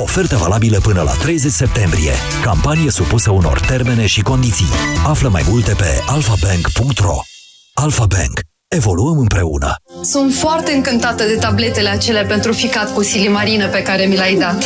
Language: Romanian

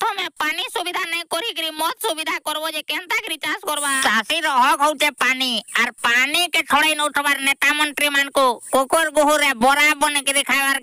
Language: Hindi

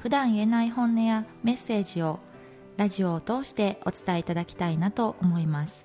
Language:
Japanese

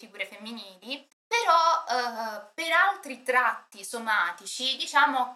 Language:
Italian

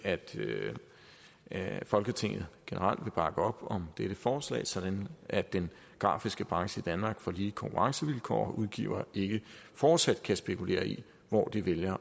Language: Danish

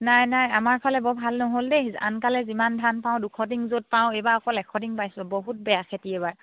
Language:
Assamese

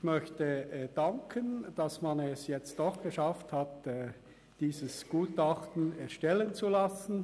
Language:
Swiss German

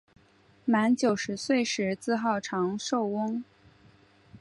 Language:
Chinese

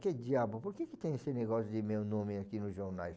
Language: Portuguese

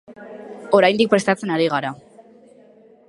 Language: Basque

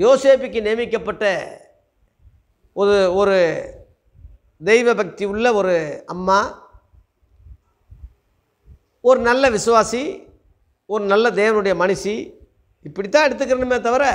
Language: Hindi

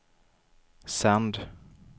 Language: Swedish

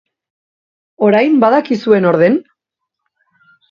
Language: Basque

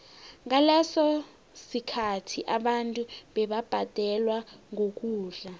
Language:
South Ndebele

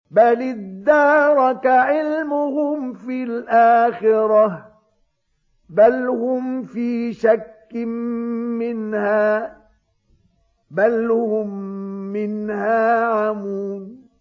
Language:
Arabic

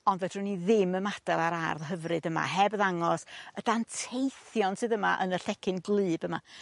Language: Welsh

